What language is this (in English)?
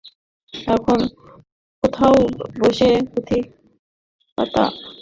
Bangla